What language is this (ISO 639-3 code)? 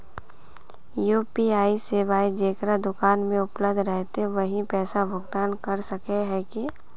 mag